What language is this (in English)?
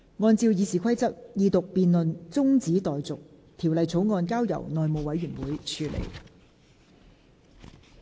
Cantonese